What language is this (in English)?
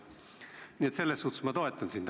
Estonian